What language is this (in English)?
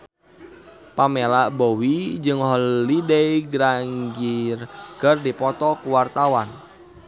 Sundanese